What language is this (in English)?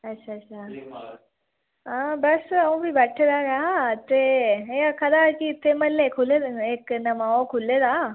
Dogri